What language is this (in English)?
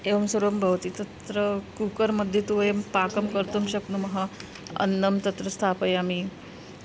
Sanskrit